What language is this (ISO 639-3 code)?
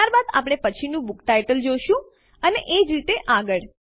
guj